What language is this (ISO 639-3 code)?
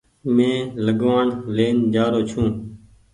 gig